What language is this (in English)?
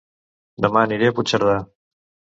Catalan